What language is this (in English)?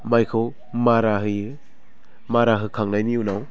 Bodo